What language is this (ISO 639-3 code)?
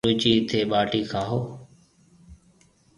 mve